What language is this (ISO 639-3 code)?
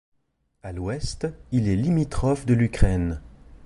fra